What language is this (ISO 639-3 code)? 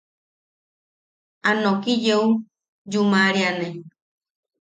yaq